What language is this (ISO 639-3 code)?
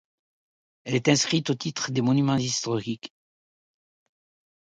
fra